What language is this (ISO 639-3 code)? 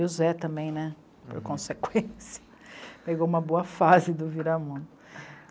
por